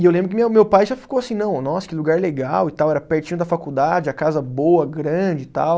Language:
Portuguese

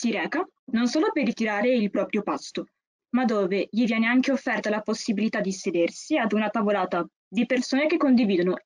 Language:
Italian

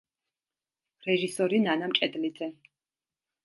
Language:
Georgian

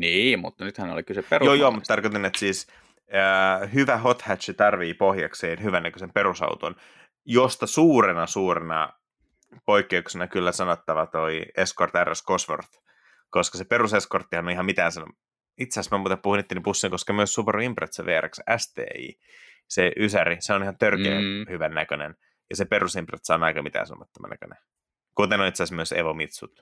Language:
Finnish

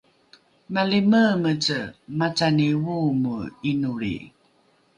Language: Rukai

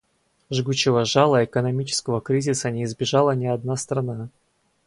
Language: Russian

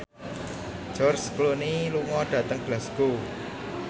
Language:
Javanese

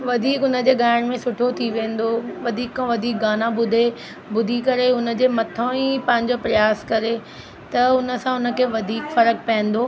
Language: Sindhi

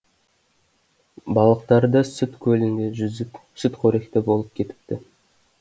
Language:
Kazakh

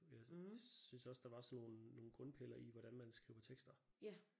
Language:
Danish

